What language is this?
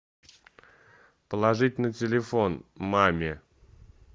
Russian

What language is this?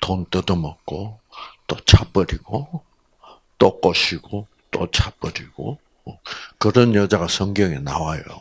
Korean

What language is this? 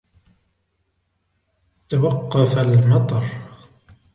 Arabic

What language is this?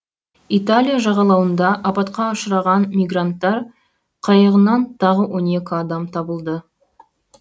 Kazakh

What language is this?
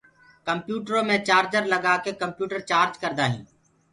Gurgula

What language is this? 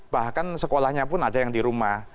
Indonesian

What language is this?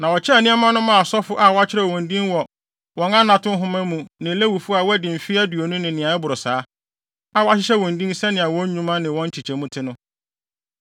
Akan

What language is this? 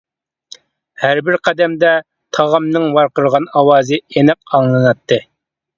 Uyghur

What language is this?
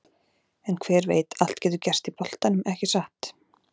Icelandic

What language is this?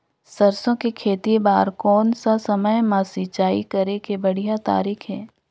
Chhattisgarhi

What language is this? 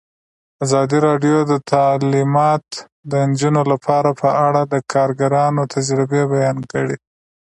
Pashto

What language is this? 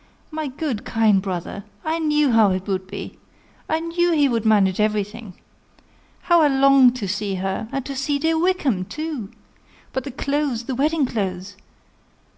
English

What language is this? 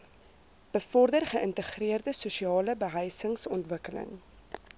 Afrikaans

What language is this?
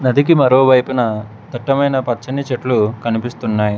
Telugu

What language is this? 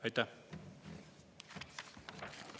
Estonian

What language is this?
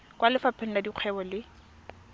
Tswana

